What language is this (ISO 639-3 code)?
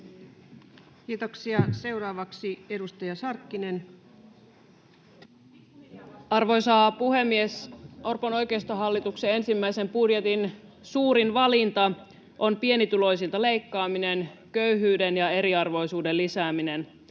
fin